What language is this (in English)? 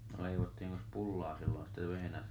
Finnish